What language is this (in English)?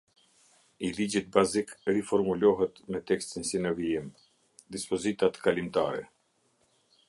Albanian